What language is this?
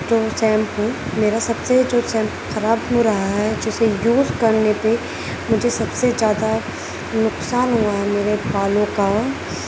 Urdu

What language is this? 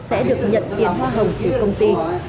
Vietnamese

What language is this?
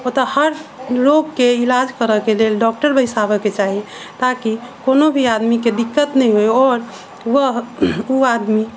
Maithili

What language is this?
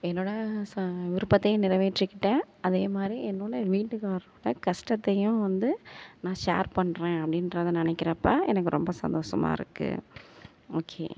Tamil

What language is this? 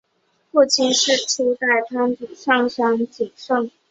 Chinese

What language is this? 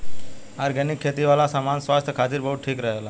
Bhojpuri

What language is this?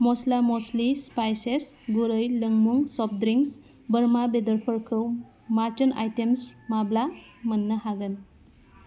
Bodo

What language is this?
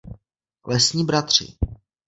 Czech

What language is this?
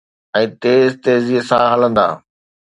Sindhi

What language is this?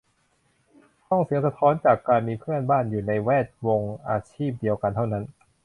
Thai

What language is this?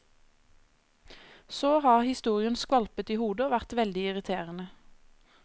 Norwegian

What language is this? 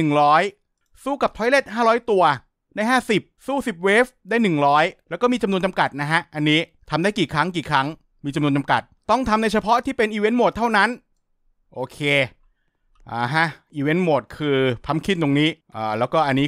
Thai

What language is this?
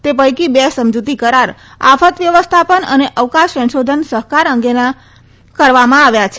Gujarati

